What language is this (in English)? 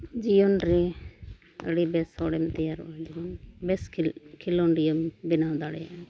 Santali